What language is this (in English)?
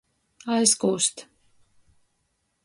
Latgalian